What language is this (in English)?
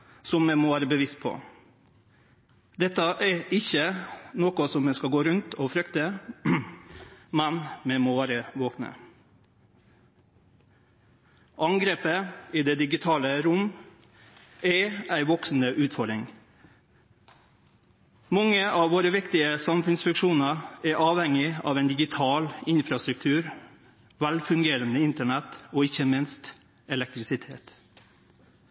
Norwegian Nynorsk